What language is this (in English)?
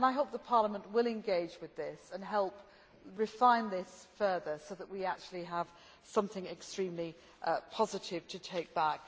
English